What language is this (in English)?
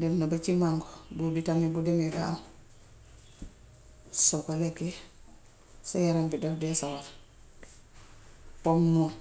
Gambian Wolof